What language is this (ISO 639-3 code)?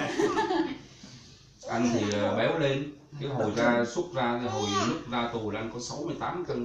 vie